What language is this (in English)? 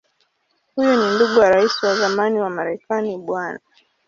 Swahili